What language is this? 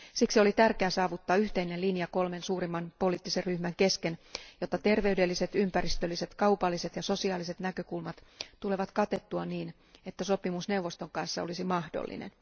Finnish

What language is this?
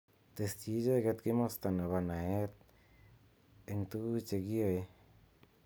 Kalenjin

